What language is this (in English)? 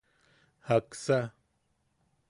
Yaqui